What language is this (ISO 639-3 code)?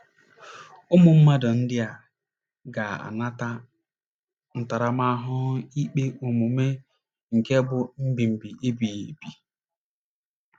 ibo